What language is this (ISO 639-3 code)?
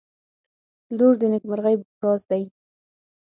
pus